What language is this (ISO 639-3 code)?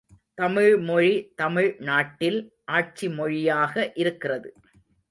tam